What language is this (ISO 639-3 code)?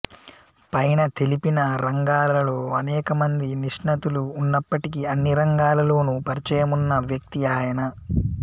tel